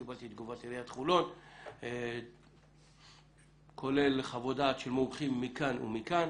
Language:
Hebrew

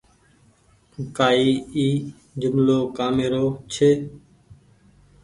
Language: Goaria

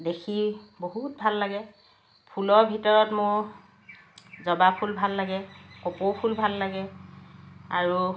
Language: Assamese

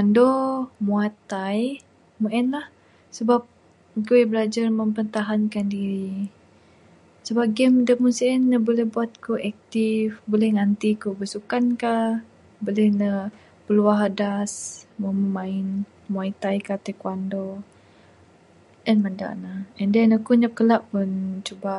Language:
Bukar-Sadung Bidayuh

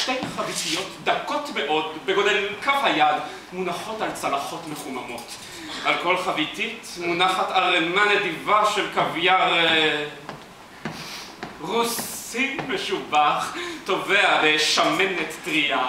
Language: Hebrew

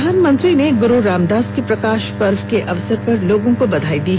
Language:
Hindi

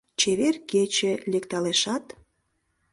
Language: Mari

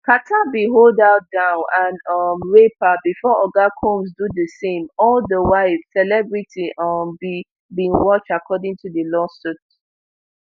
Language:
Nigerian Pidgin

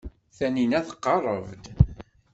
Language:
Kabyle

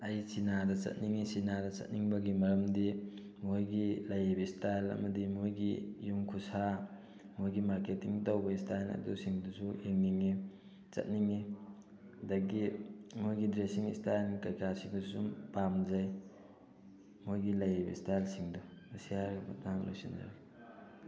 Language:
Manipuri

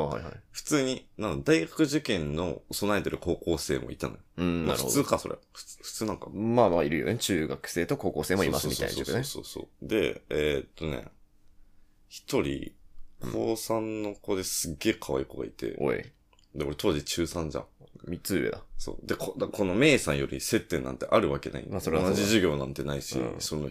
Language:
Japanese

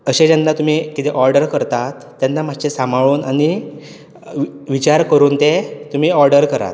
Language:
Konkani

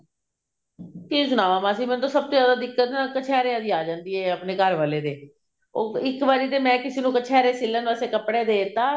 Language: Punjabi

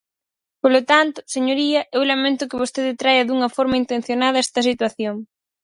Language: Galician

